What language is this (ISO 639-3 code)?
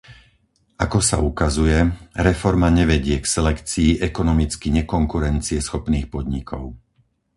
slk